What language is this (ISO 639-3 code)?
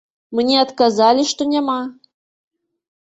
bel